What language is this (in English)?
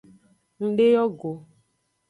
Aja (Benin)